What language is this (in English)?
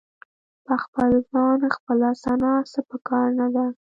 Pashto